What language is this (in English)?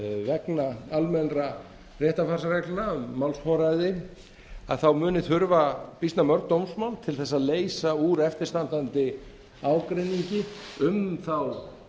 Icelandic